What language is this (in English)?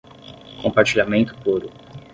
Portuguese